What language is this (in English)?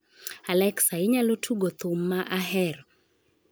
Luo (Kenya and Tanzania)